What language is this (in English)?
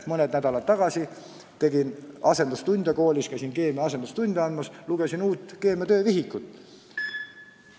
Estonian